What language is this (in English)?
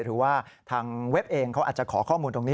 Thai